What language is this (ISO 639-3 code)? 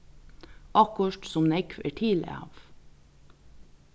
fao